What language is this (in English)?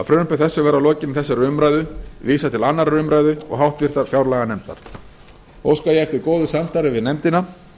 Icelandic